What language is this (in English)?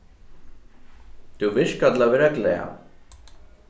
Faroese